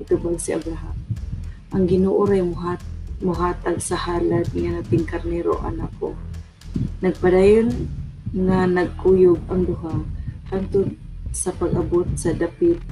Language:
Filipino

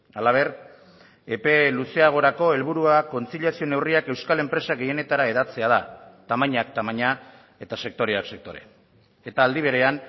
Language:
Basque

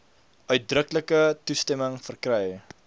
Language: Afrikaans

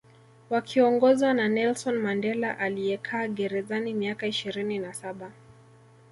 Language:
Swahili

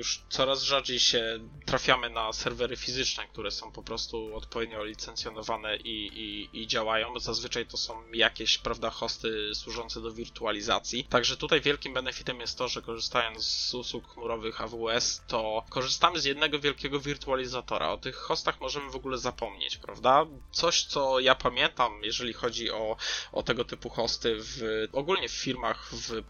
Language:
Polish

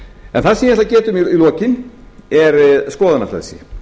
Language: Icelandic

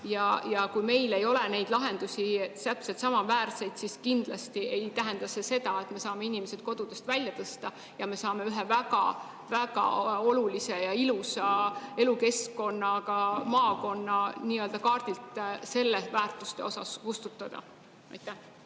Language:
Estonian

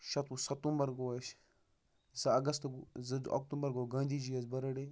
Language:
Kashmiri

